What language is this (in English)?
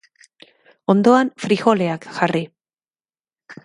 Basque